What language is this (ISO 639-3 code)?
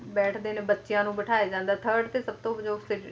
pan